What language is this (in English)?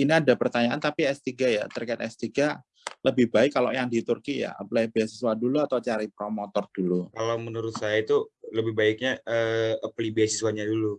Indonesian